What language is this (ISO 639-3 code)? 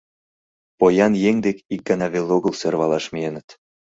chm